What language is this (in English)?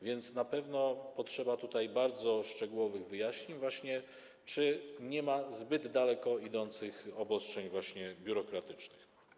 Polish